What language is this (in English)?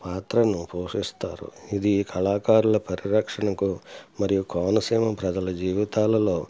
Telugu